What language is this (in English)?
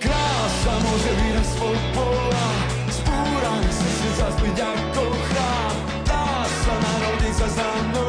Slovak